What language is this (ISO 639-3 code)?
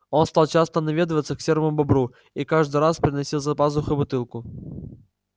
rus